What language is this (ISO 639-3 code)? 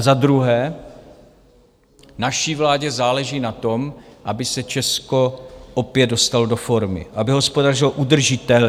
ces